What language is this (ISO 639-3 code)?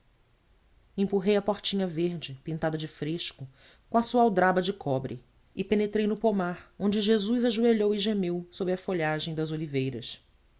por